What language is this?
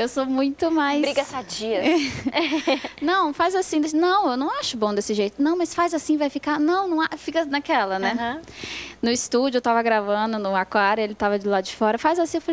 Portuguese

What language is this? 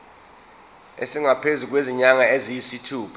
Zulu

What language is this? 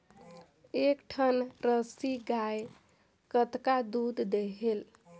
Chhattisgarhi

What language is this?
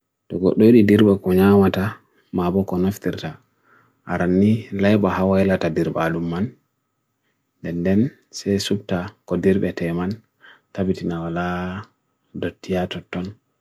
Bagirmi Fulfulde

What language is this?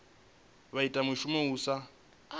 Venda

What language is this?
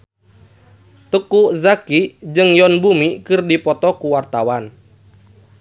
Sundanese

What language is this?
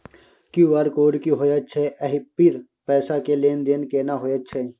Maithili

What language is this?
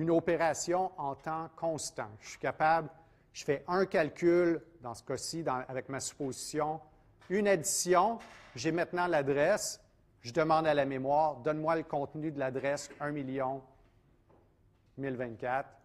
French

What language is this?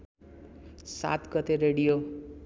Nepali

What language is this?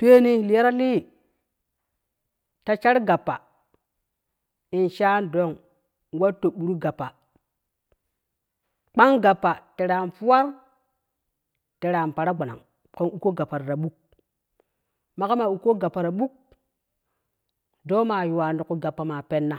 Kushi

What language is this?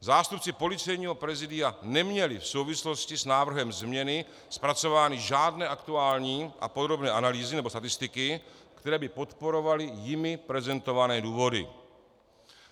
Czech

